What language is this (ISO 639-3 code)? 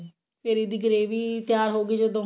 pan